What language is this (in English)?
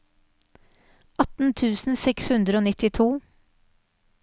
Norwegian